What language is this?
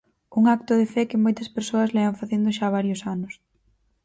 Galician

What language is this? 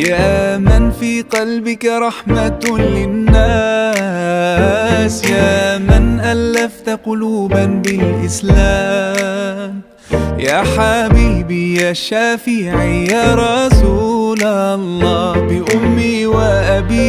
Arabic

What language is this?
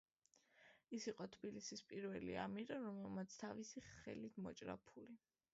Georgian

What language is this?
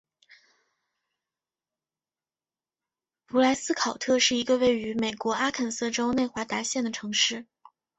Chinese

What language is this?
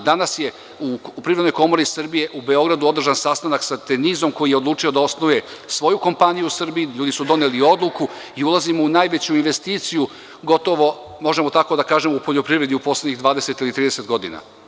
Serbian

